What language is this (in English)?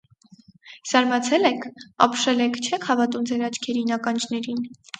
Armenian